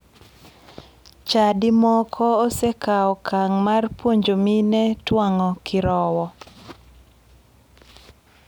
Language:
Luo (Kenya and Tanzania)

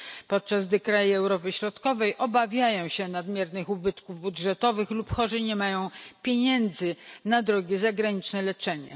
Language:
Polish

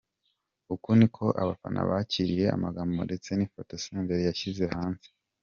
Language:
Kinyarwanda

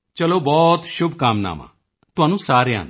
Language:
Punjabi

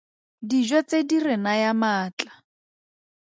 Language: Tswana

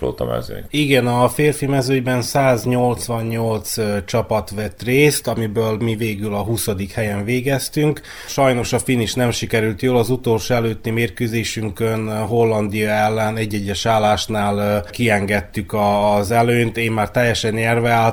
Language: Hungarian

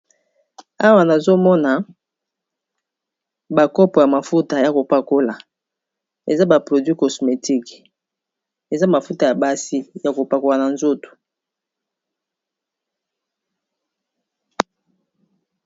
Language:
Lingala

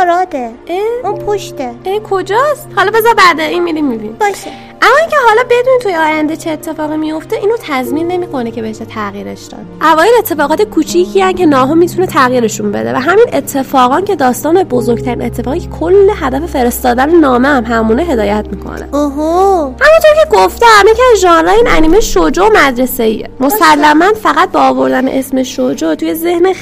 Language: Persian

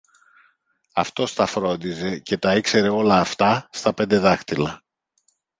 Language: Greek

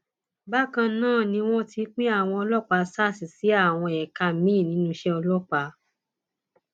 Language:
Yoruba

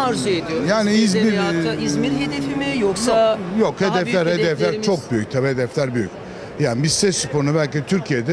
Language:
Turkish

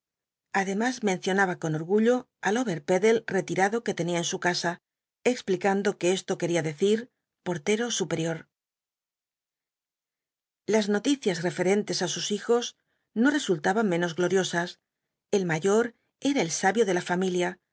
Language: Spanish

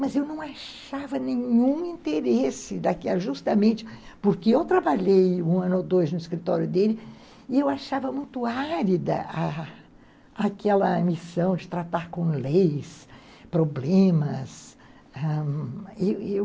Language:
Portuguese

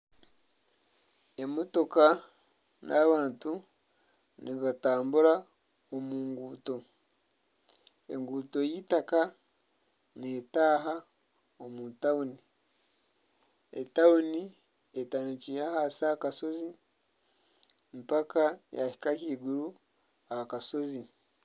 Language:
Nyankole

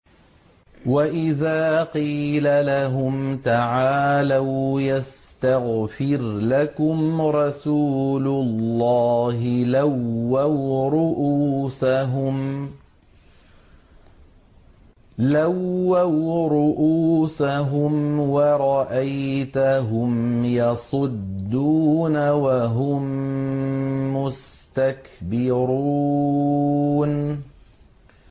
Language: Arabic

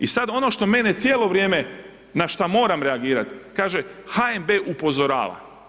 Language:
Croatian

